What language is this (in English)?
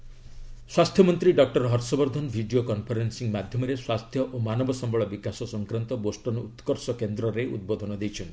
Odia